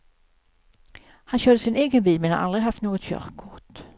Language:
Swedish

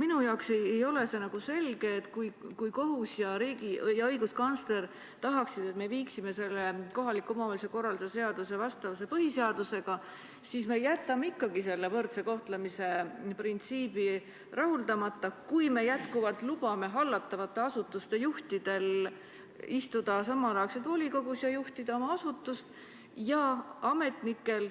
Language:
Estonian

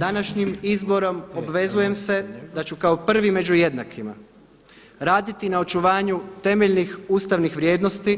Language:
Croatian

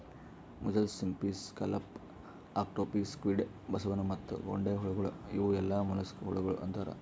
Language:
Kannada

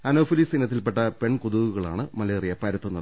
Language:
Malayalam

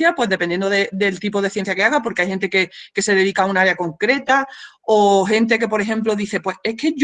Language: Spanish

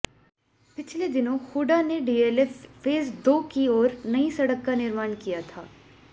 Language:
Hindi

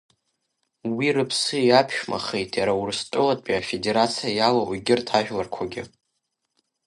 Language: Abkhazian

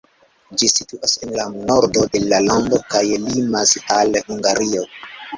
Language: Esperanto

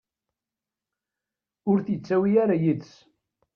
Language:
Kabyle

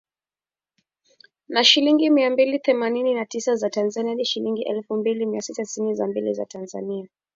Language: Swahili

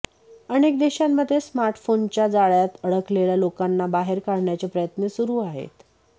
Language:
Marathi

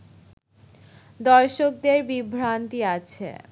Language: Bangla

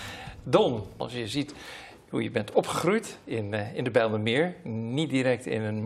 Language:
Dutch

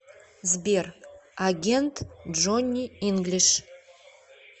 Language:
Russian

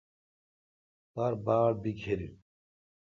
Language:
Kalkoti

